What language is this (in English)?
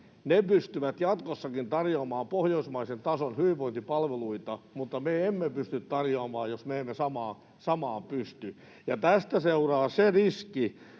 Finnish